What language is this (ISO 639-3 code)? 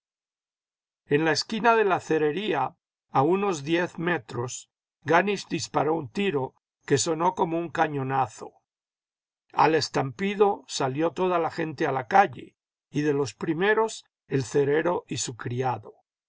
spa